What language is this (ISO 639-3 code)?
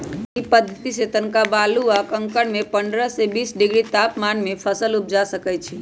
mag